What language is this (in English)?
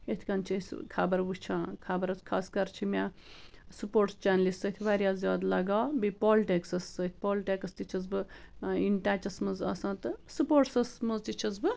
Kashmiri